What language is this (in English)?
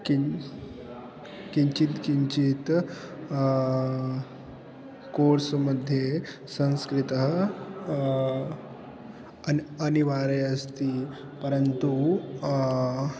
Sanskrit